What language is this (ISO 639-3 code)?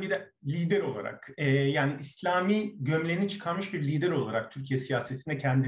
tur